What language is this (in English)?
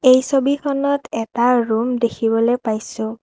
Assamese